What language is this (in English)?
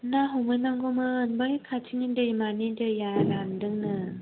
Bodo